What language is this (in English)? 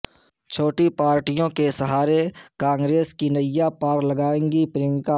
Urdu